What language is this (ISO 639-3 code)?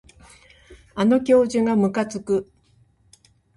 jpn